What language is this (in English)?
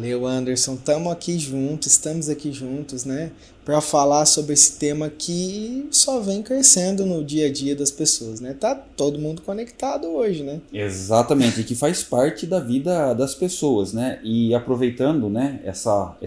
Portuguese